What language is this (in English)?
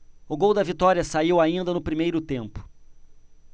Portuguese